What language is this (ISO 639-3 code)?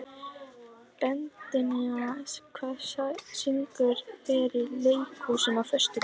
isl